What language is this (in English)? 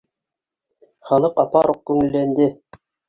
Bashkir